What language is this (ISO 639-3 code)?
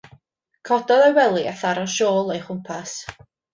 cym